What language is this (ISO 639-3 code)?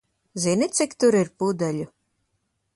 lav